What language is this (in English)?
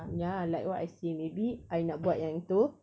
English